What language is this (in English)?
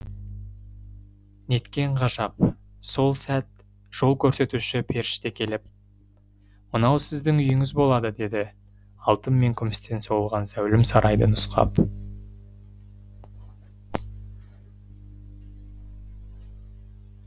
Kazakh